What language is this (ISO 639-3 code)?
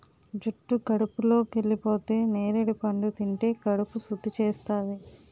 tel